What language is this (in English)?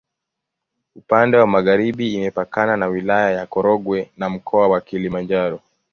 Swahili